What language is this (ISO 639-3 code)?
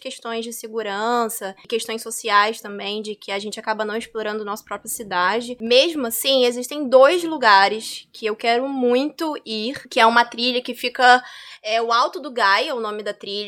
por